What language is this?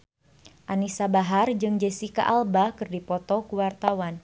Sundanese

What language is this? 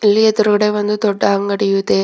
Kannada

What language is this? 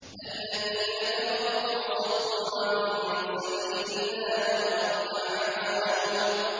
Arabic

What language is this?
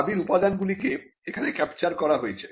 Bangla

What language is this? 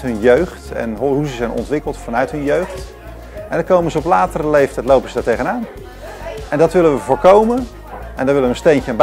Dutch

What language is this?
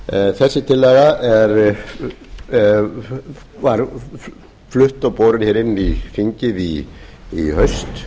Icelandic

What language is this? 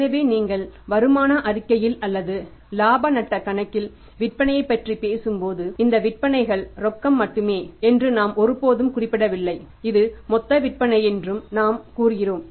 Tamil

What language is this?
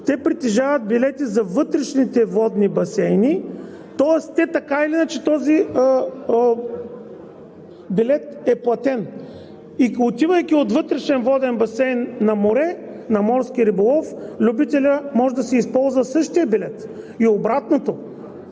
Bulgarian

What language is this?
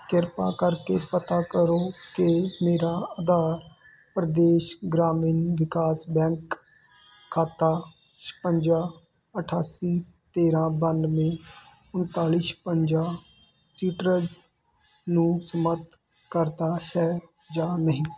Punjabi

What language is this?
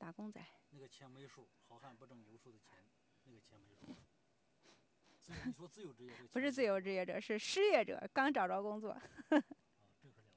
Chinese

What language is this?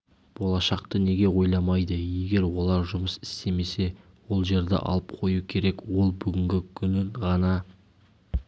Kazakh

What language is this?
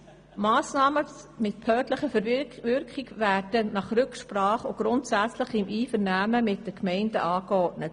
Swiss German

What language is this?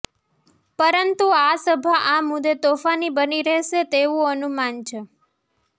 Gujarati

